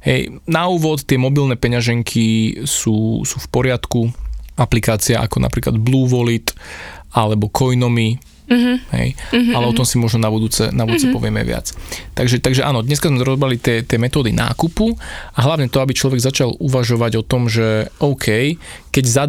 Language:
Slovak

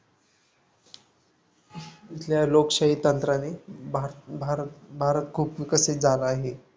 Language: Marathi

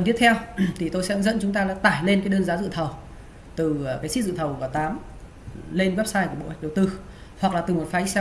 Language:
Vietnamese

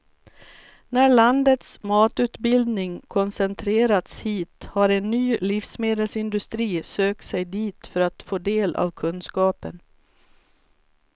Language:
Swedish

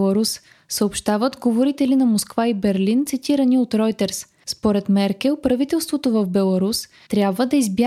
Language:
Bulgarian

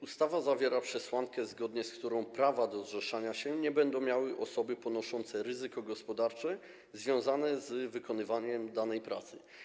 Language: Polish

